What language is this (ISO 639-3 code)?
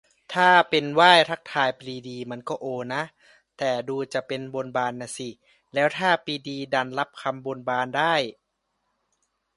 tha